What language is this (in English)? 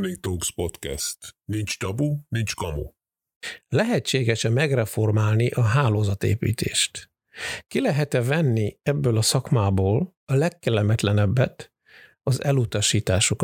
Hungarian